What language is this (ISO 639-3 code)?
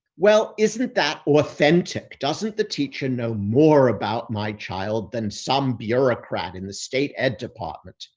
eng